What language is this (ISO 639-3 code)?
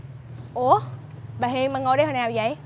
vie